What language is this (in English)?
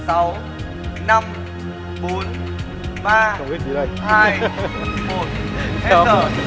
Vietnamese